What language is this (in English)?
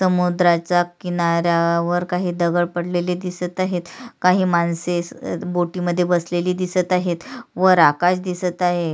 Marathi